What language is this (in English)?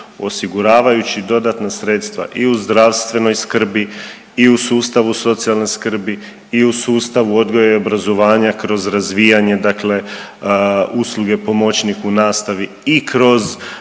Croatian